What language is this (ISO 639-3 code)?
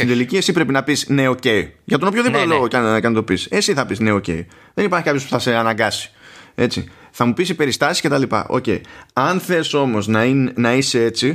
ell